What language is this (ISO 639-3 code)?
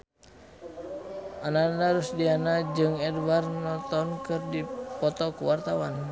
sun